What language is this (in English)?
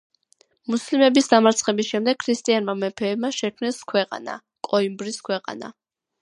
Georgian